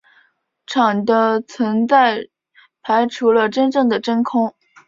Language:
Chinese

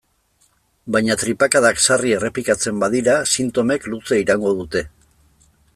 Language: Basque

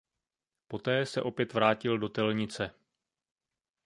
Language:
Czech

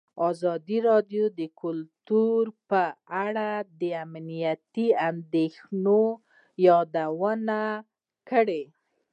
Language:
Pashto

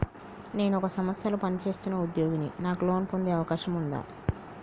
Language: Telugu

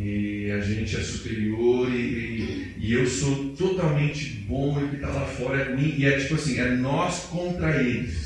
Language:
Portuguese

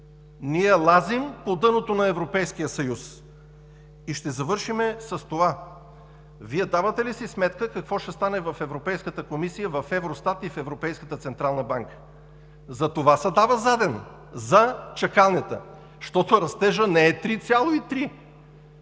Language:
Bulgarian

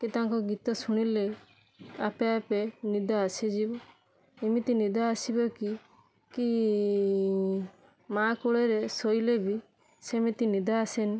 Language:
Odia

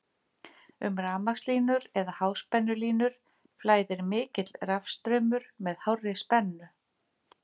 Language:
Icelandic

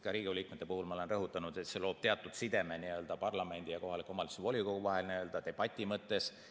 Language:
Estonian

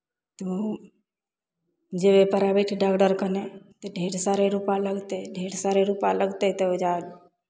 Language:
Maithili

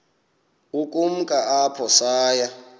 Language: Xhosa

